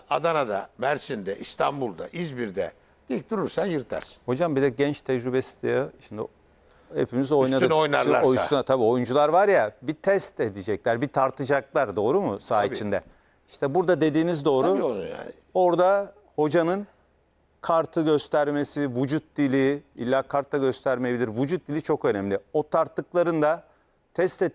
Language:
Turkish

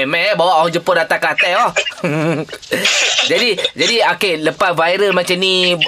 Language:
Malay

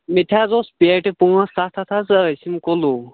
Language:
Kashmiri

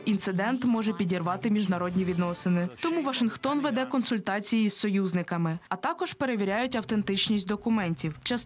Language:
Ukrainian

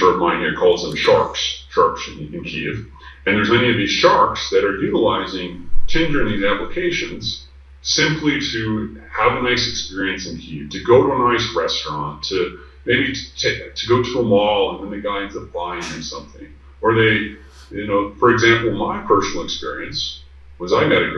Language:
English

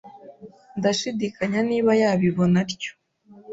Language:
Kinyarwanda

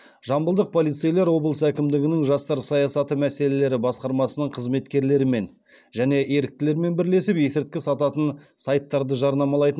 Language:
Kazakh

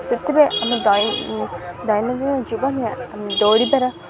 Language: Odia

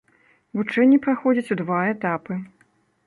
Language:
Belarusian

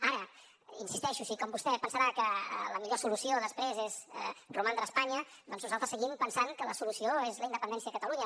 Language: Catalan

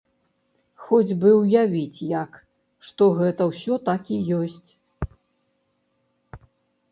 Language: Belarusian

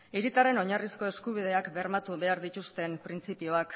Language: Basque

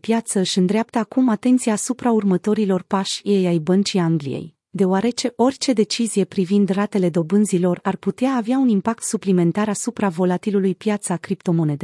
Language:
Romanian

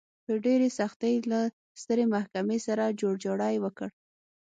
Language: Pashto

